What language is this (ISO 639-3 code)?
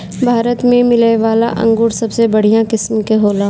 bho